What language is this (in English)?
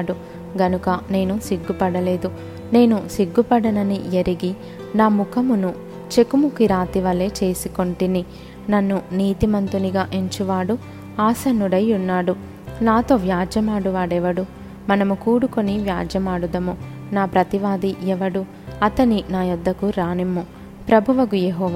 Telugu